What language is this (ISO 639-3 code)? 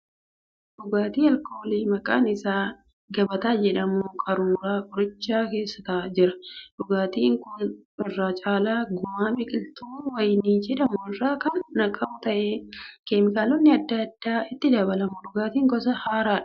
orm